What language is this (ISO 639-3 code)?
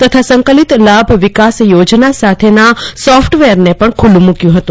guj